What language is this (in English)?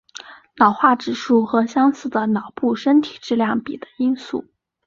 Chinese